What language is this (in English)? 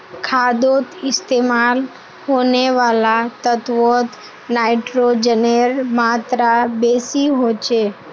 Magahi